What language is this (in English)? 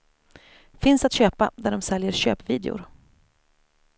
Swedish